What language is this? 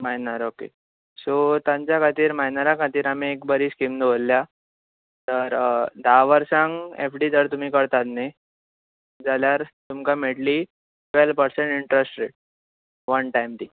Konkani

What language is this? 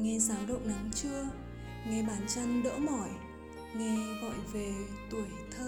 Vietnamese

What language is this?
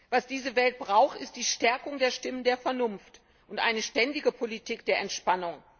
German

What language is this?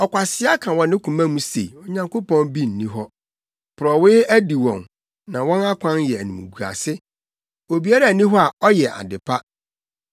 Akan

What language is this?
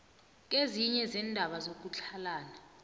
South Ndebele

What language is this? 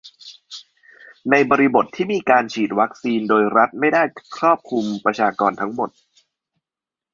Thai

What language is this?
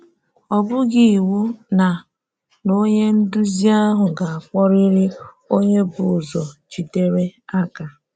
Igbo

